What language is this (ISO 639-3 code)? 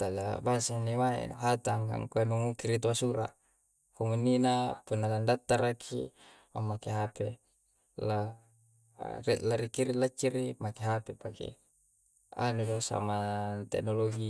kjc